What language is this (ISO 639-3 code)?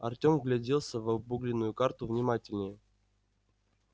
rus